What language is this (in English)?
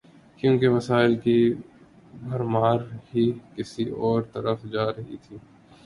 Urdu